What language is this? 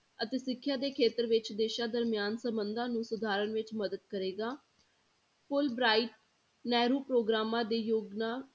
Punjabi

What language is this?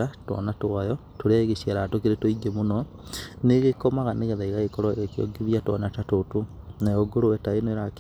Kikuyu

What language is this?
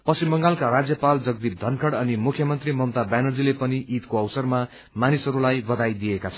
Nepali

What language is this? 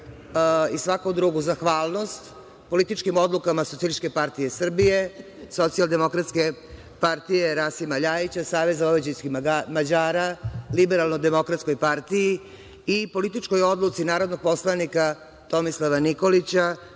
Serbian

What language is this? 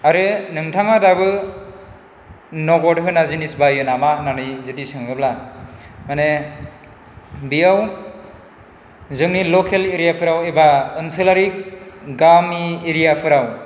Bodo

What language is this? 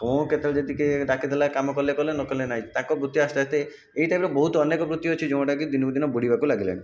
Odia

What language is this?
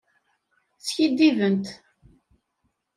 Kabyle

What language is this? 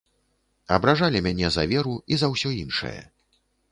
Belarusian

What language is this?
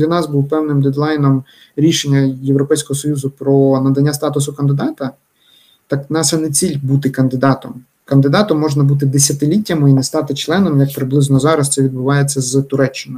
Ukrainian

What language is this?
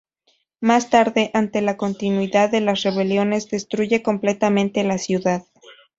Spanish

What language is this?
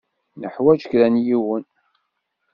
Kabyle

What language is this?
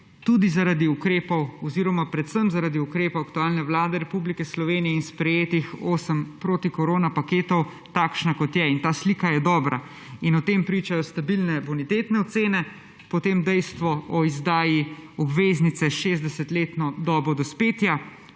Slovenian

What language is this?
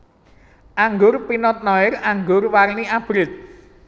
Javanese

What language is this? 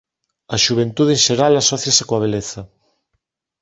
Galician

